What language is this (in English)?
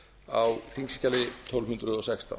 Icelandic